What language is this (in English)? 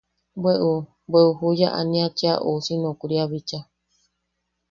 Yaqui